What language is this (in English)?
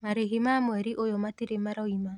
Kikuyu